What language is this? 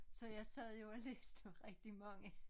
Danish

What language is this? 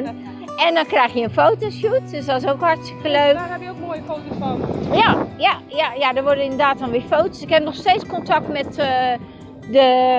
Dutch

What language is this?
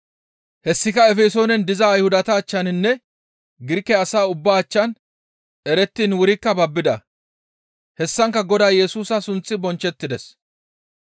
Gamo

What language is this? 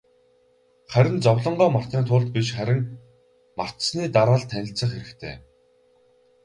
Mongolian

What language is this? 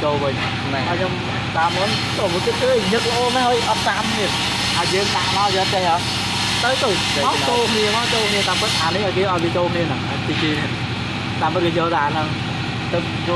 Vietnamese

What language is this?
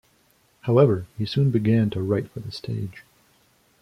English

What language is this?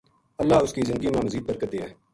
Gujari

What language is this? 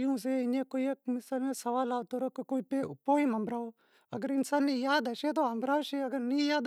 Wadiyara Koli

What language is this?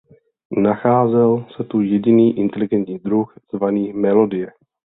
Czech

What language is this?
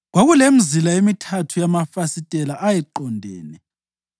North Ndebele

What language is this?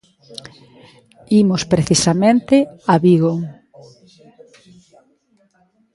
Galician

